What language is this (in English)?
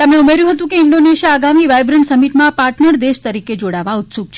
Gujarati